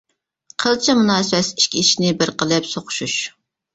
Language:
Uyghur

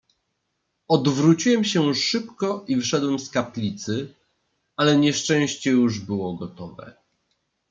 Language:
Polish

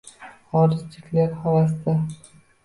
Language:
Uzbek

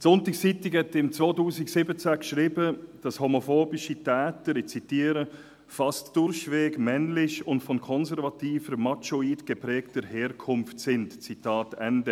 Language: Swiss German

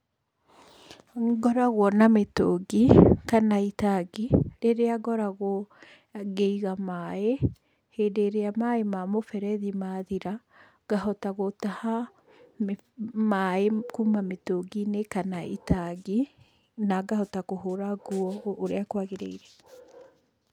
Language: Kikuyu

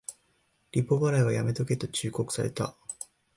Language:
Japanese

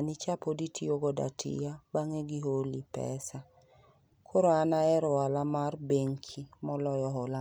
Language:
Luo (Kenya and Tanzania)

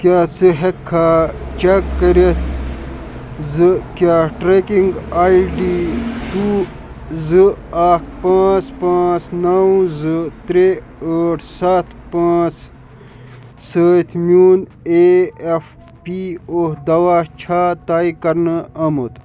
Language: Kashmiri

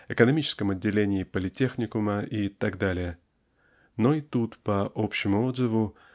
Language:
Russian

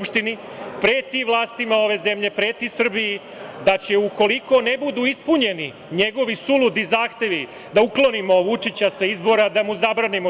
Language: Serbian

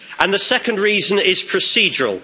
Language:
English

